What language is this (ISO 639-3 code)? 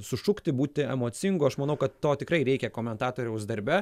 lit